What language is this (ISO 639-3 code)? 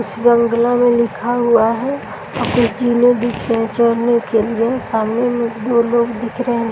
hin